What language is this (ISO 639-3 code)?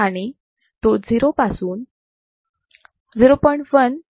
mar